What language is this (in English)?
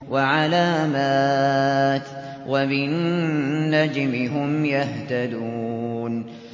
Arabic